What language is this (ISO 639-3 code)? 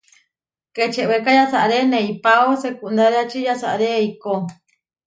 var